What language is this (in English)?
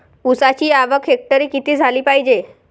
Marathi